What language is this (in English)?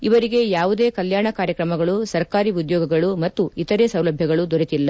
Kannada